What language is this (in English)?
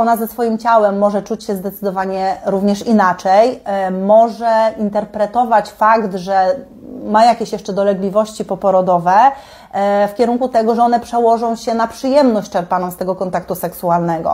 Polish